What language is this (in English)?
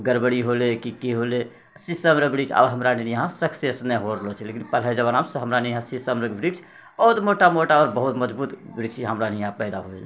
Maithili